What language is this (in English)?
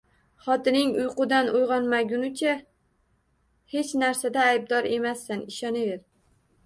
Uzbek